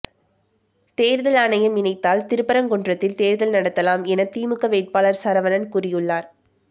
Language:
Tamil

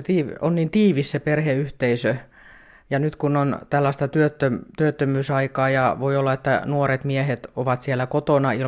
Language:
Finnish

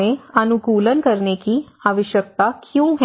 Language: Hindi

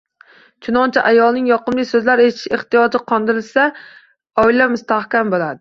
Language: Uzbek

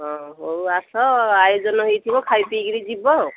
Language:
Odia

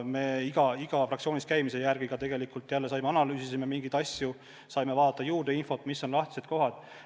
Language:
Estonian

